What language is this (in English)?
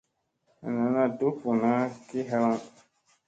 Musey